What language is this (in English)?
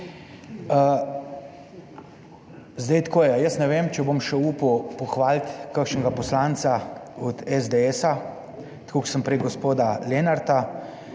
Slovenian